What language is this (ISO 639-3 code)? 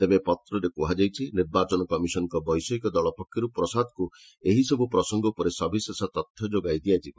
ori